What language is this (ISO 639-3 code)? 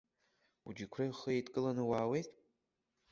abk